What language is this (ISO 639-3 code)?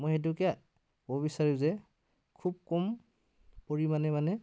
asm